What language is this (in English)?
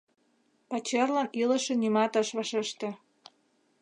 Mari